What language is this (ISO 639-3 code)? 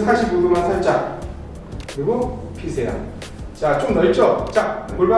kor